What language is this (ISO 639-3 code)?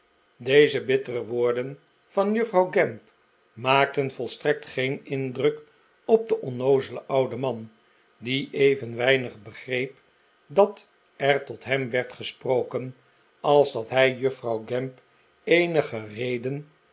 nld